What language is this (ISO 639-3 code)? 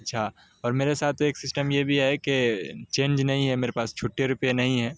urd